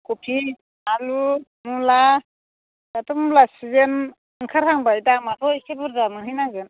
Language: Bodo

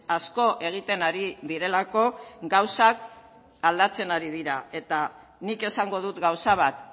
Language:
Basque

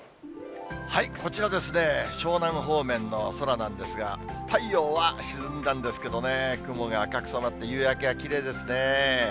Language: Japanese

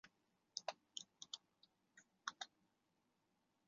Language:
Chinese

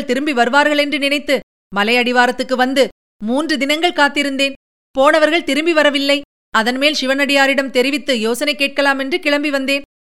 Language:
Tamil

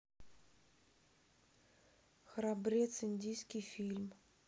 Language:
Russian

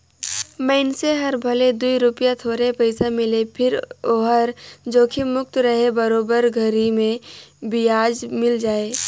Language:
Chhattisgarhi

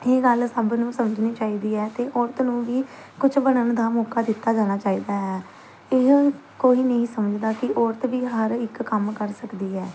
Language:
Punjabi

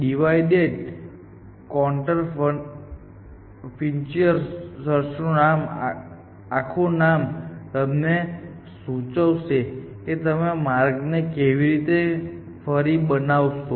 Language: Gujarati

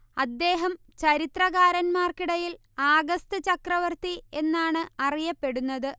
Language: Malayalam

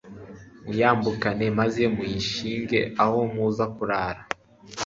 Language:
Kinyarwanda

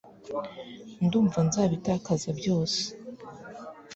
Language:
Kinyarwanda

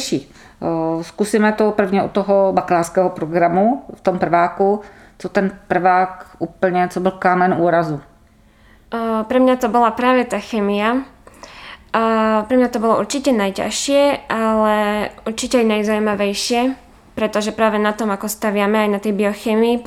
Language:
Czech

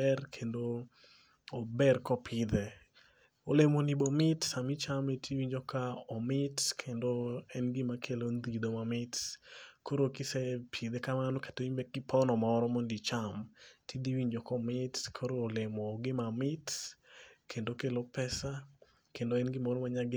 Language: Luo (Kenya and Tanzania)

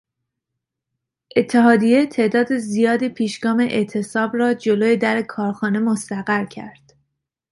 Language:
Persian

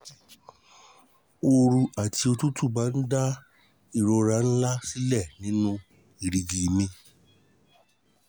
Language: Yoruba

